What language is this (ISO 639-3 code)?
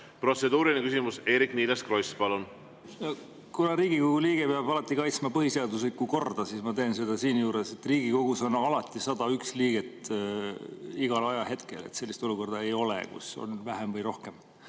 est